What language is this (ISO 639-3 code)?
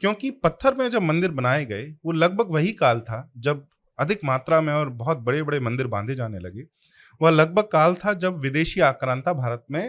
hin